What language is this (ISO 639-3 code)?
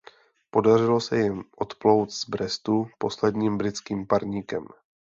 ces